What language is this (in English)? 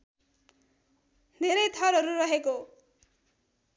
Nepali